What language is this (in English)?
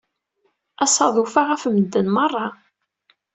Kabyle